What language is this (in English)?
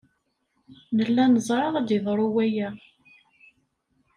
Kabyle